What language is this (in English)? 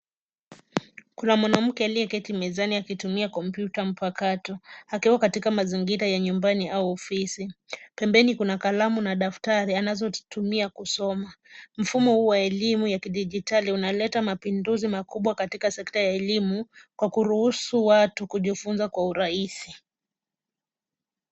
Swahili